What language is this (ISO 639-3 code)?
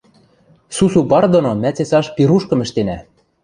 mrj